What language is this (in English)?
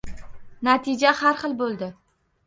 Uzbek